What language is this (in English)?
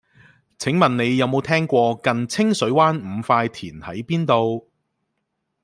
Cantonese